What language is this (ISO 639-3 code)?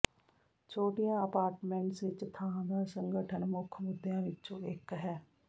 pan